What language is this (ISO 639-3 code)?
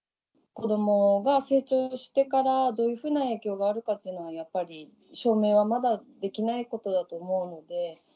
jpn